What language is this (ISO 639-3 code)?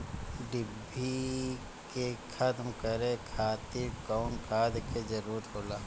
bho